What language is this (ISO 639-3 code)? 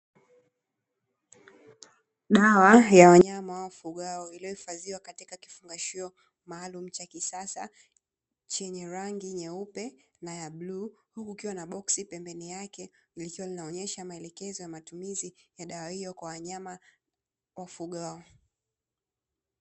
swa